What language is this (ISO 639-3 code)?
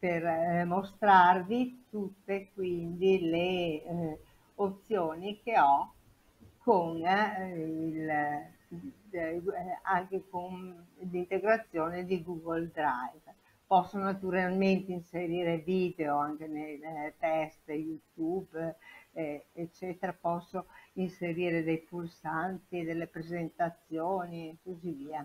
ita